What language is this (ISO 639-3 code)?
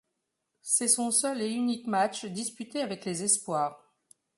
fra